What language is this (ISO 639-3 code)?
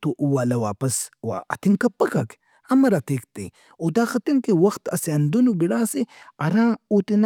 brh